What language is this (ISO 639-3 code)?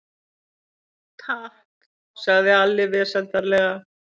isl